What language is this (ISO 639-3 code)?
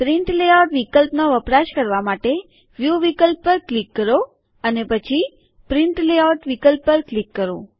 guj